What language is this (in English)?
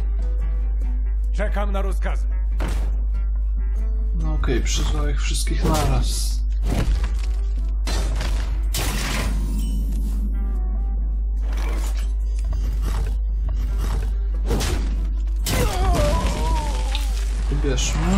Polish